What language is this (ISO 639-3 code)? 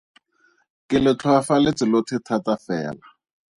tsn